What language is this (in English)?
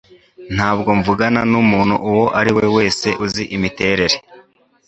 Kinyarwanda